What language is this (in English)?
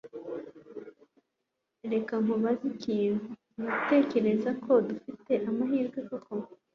Kinyarwanda